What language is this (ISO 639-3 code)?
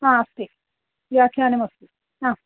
san